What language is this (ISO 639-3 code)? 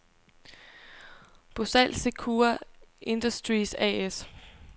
dan